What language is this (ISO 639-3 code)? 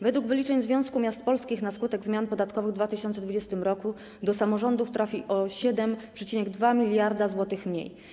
pol